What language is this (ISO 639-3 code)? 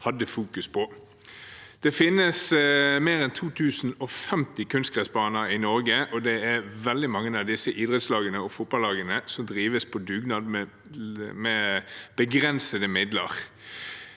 nor